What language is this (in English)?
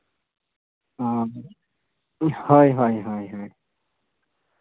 Santali